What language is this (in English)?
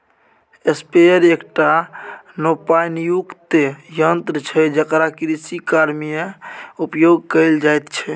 Maithili